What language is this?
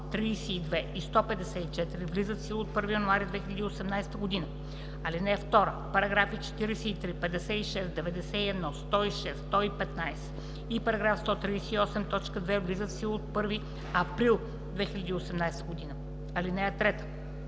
Bulgarian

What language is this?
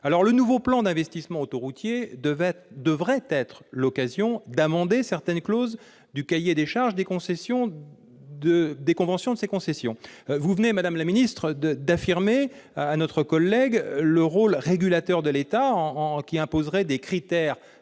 French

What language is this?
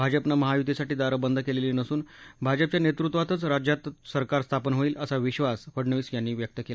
Marathi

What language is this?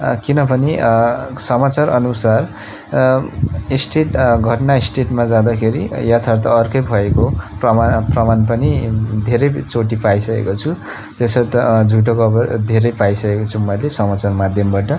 Nepali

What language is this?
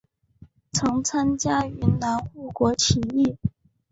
Chinese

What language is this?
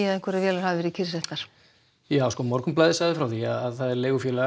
Icelandic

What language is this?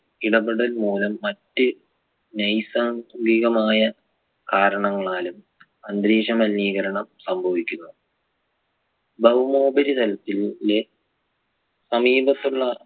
Malayalam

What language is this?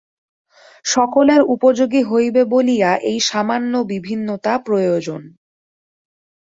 Bangla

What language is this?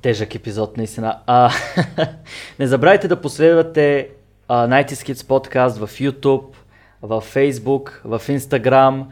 Bulgarian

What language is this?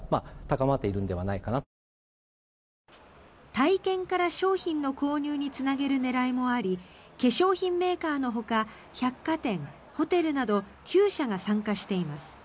Japanese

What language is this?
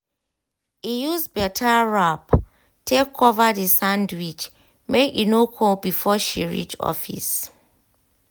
Nigerian Pidgin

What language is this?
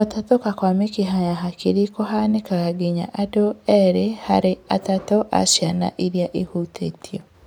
Kikuyu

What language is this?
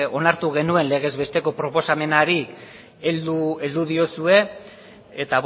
Basque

